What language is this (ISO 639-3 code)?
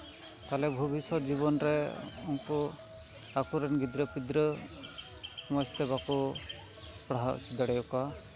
sat